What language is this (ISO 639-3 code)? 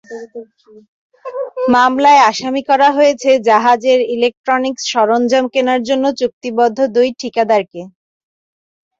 ben